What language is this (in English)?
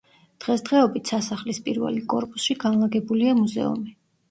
Georgian